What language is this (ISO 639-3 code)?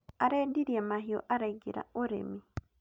kik